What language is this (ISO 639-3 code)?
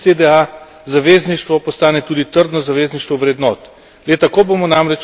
slv